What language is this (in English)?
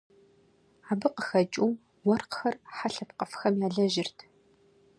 Kabardian